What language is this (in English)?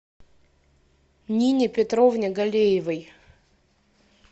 Russian